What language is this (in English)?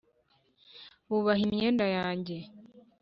Kinyarwanda